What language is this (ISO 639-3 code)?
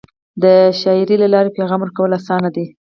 pus